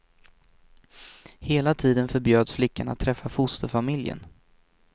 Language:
Swedish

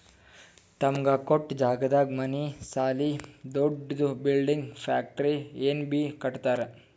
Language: Kannada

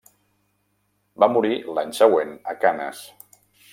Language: Catalan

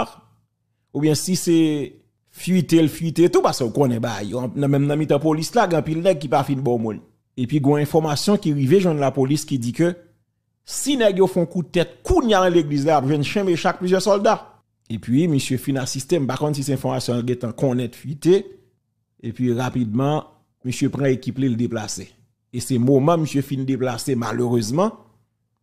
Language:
French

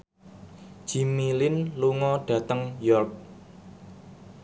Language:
Javanese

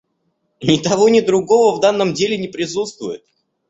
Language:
Russian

